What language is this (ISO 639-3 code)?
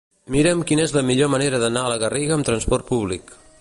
cat